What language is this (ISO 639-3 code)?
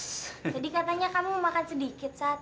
ind